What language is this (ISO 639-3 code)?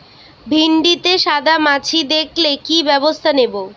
ben